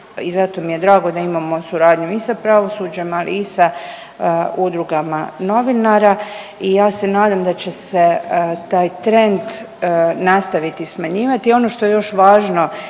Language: Croatian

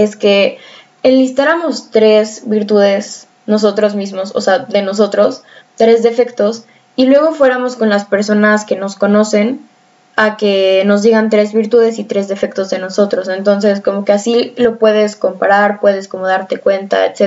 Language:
Spanish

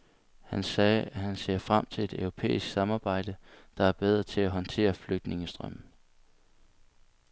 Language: Danish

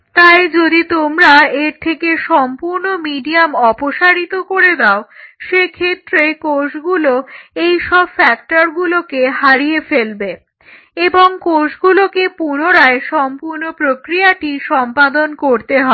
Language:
Bangla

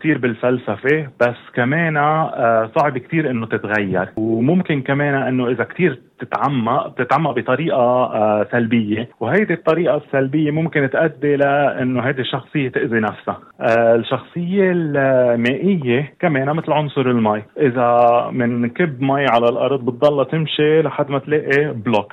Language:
Arabic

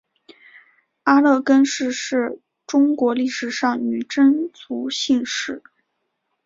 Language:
Chinese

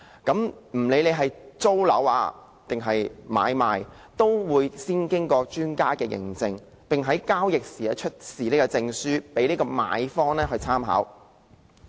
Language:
Cantonese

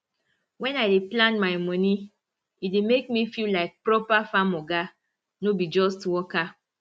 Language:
Nigerian Pidgin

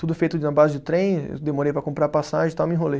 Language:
Portuguese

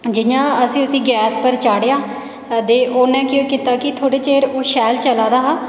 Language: Dogri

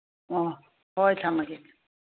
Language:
Manipuri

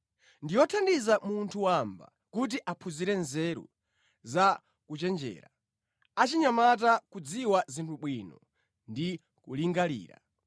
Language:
Nyanja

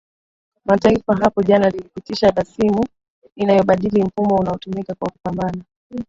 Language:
Swahili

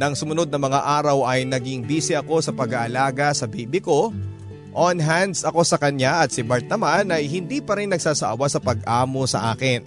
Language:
Filipino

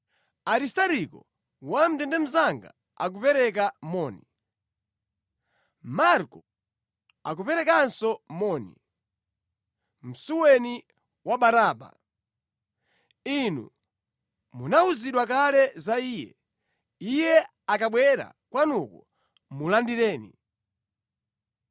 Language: Nyanja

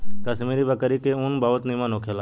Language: Bhojpuri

